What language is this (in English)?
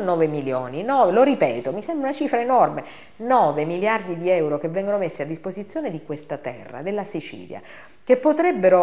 Italian